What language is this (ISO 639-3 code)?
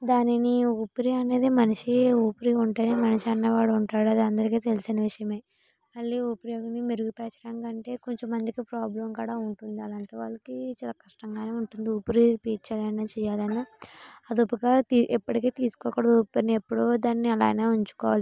tel